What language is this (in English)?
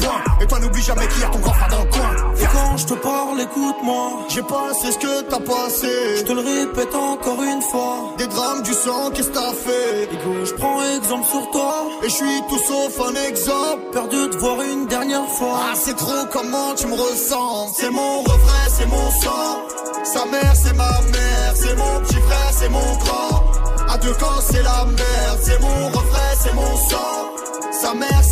French